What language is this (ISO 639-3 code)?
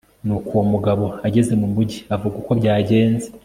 kin